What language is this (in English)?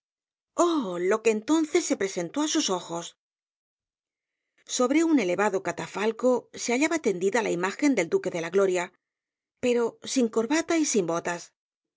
Spanish